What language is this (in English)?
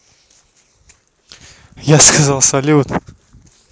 Russian